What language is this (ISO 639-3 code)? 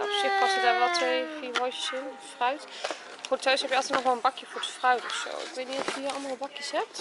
nld